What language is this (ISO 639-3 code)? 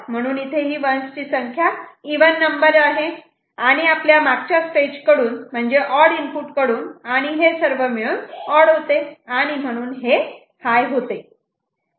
mar